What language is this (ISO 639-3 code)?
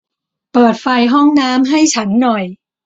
tha